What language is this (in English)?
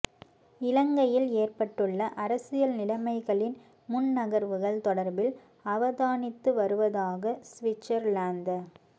Tamil